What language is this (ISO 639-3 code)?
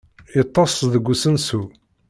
kab